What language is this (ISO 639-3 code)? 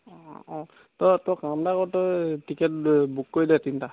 asm